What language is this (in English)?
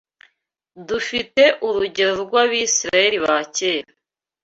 Kinyarwanda